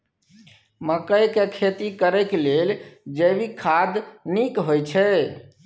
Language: Maithili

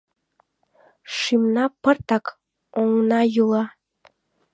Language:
Mari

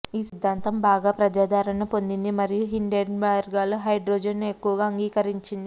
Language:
Telugu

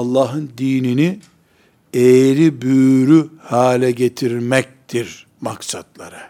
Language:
Turkish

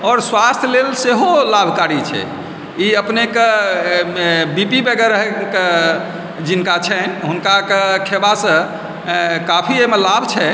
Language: Maithili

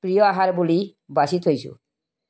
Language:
Assamese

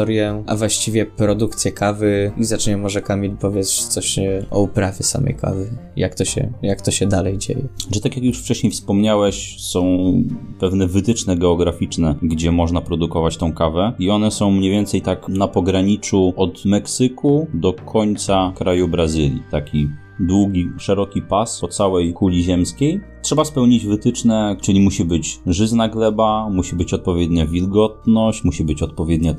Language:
Polish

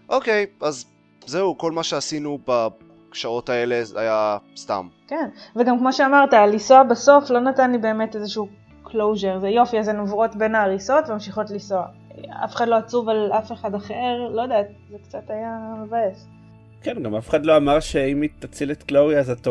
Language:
Hebrew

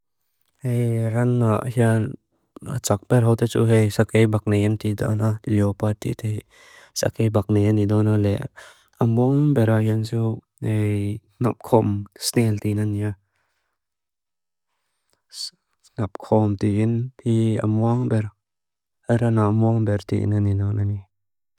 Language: Mizo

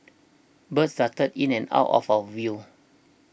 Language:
English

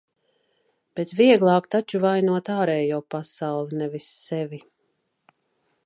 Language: Latvian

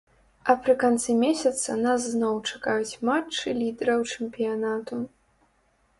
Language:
Belarusian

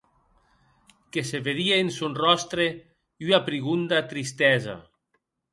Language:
Occitan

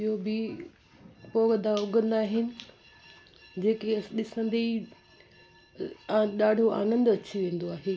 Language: Sindhi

